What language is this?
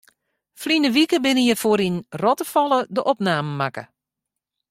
Western Frisian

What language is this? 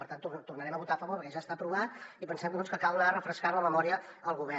Catalan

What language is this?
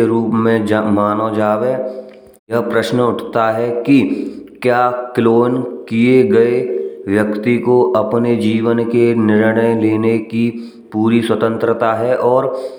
Braj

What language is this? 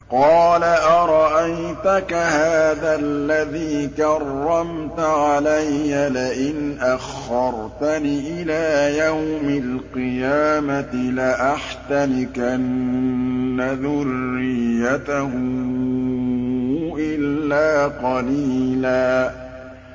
Arabic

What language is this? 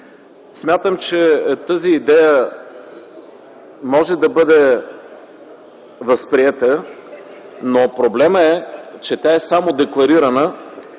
Bulgarian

